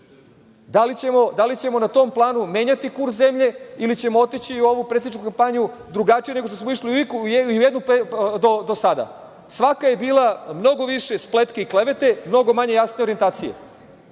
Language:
Serbian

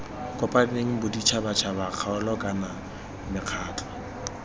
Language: Tswana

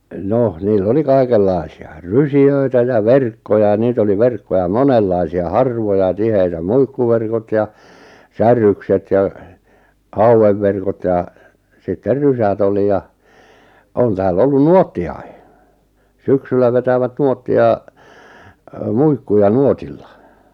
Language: Finnish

